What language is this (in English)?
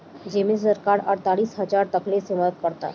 Bhojpuri